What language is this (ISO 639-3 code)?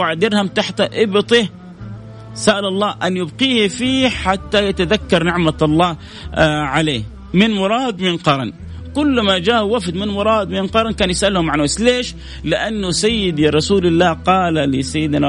ara